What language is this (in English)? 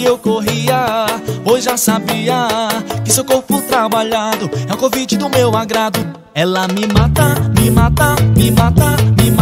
Portuguese